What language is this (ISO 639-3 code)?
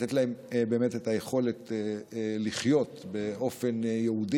heb